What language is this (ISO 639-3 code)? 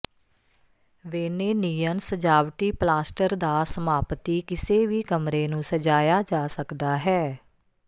pan